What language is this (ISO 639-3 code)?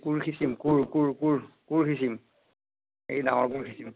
asm